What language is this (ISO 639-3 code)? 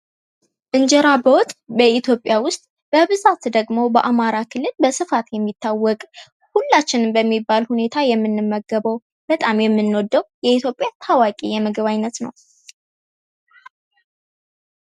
amh